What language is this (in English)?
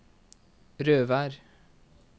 Norwegian